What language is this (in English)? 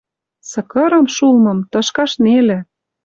Western Mari